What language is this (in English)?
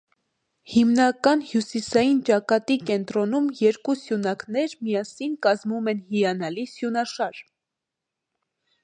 Armenian